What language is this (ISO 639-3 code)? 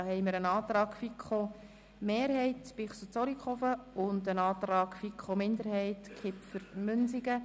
gsw